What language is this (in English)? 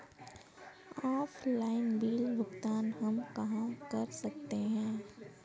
Hindi